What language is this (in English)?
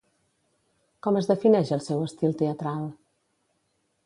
Catalan